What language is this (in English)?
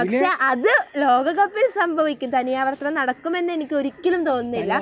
Malayalam